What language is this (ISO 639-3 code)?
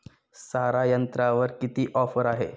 mar